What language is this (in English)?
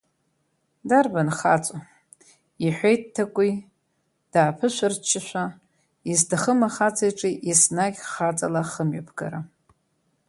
Abkhazian